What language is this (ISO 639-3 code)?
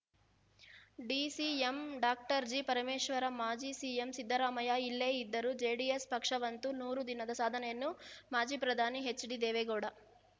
kan